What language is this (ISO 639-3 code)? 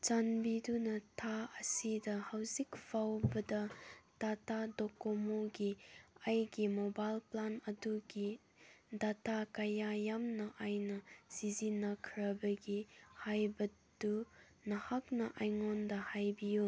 mni